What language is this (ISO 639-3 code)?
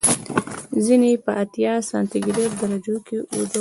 pus